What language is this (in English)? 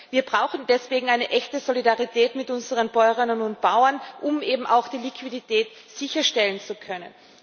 German